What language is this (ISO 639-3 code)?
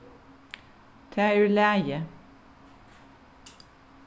fao